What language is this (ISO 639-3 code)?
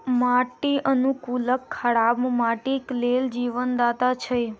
mai